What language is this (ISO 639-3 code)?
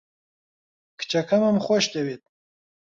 ckb